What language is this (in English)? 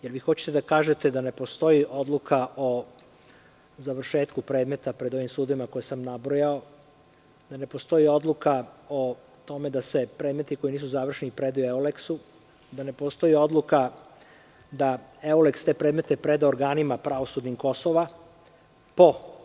Serbian